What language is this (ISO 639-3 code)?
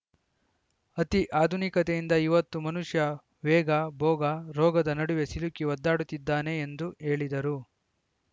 kan